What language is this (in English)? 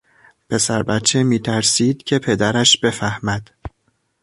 Persian